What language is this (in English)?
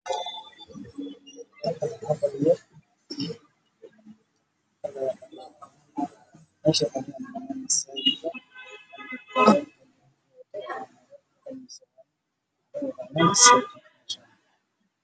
Somali